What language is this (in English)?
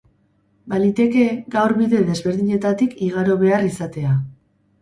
Basque